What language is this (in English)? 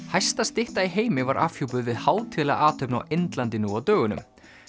Icelandic